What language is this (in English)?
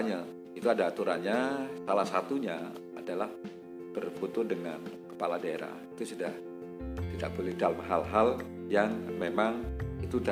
Indonesian